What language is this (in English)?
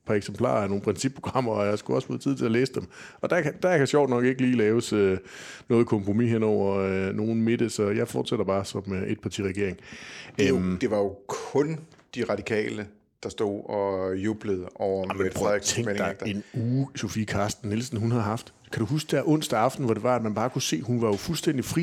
Danish